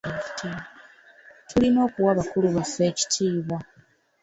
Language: Ganda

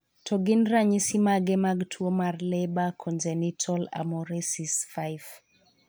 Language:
Luo (Kenya and Tanzania)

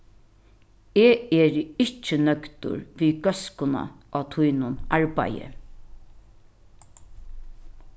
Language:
Faroese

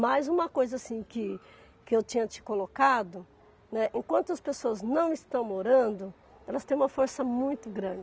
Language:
Portuguese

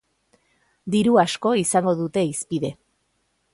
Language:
Basque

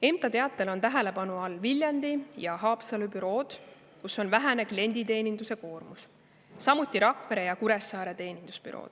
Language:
Estonian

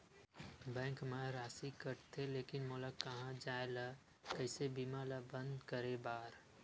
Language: Chhattisgarhi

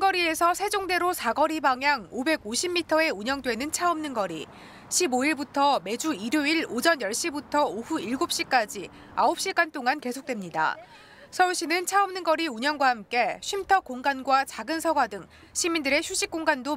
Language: Korean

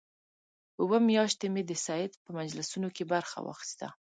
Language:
Pashto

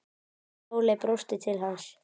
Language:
Icelandic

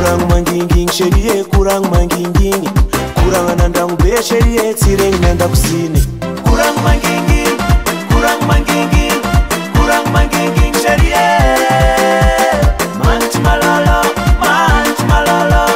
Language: French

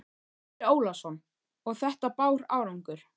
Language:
Icelandic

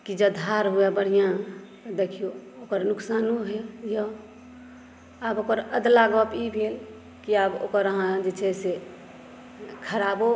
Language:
Maithili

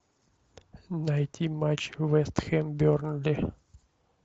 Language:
Russian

